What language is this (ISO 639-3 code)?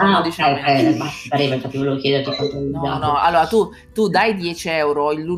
ita